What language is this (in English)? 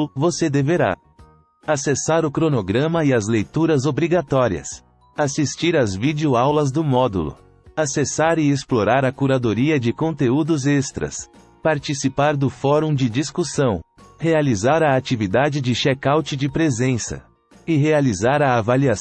Portuguese